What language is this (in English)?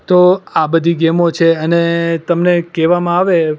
Gujarati